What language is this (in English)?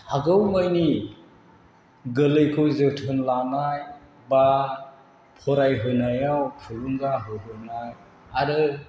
Bodo